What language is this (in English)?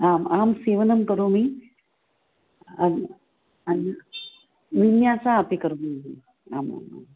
Sanskrit